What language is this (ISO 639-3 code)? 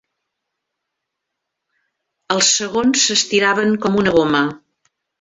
cat